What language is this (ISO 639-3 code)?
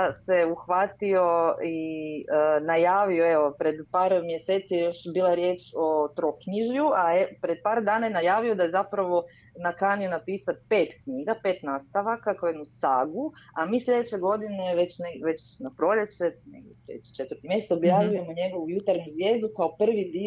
hrv